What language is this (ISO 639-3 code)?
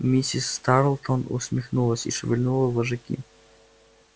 rus